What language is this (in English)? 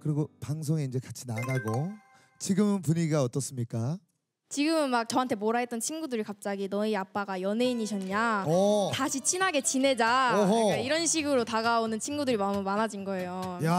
Korean